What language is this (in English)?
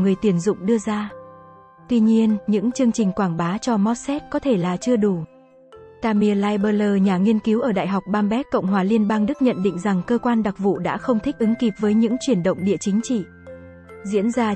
Vietnamese